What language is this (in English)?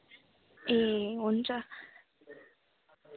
Nepali